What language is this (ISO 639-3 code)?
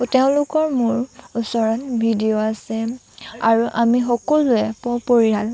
asm